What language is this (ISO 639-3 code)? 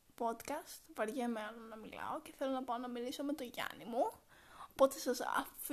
ell